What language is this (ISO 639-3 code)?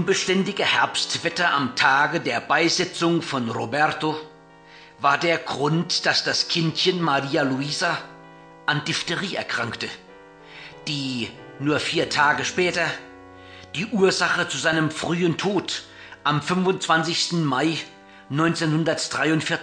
deu